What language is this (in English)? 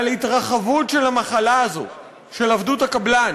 Hebrew